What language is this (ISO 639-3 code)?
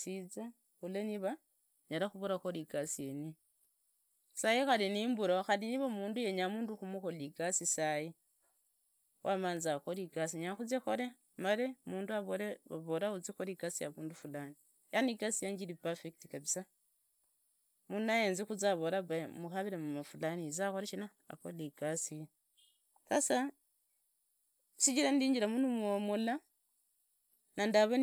ida